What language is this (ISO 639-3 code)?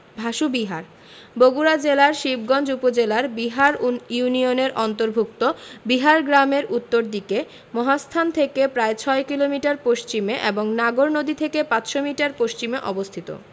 ben